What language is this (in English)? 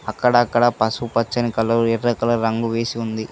Telugu